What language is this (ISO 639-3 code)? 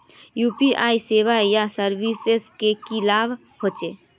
mag